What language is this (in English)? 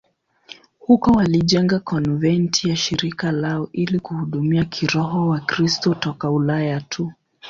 Swahili